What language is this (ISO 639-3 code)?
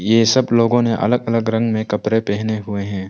hin